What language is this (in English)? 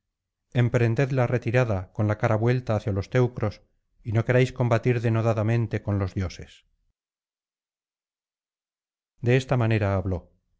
Spanish